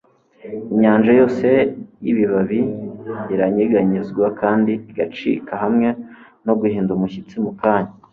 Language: Kinyarwanda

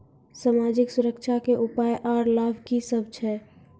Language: Maithili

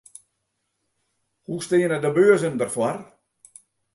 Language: Western Frisian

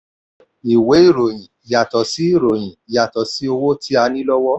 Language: Yoruba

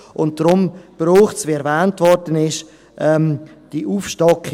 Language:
Swiss German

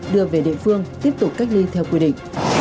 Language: Vietnamese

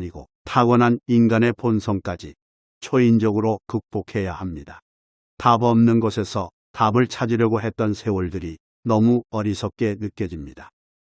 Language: Korean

